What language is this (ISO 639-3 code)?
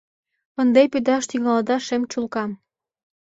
chm